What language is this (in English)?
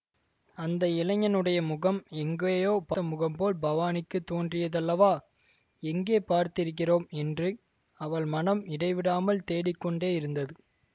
Tamil